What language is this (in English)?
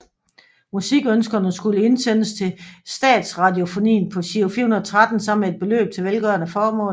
Danish